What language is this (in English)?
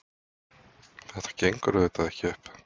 Icelandic